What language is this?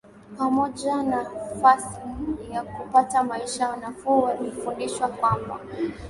Swahili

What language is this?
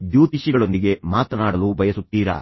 Kannada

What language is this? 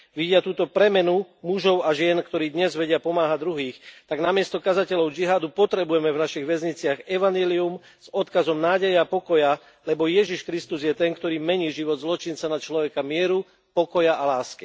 Slovak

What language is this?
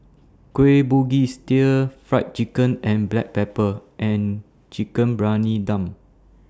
English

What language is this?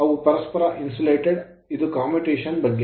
Kannada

